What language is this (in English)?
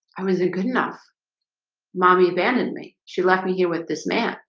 English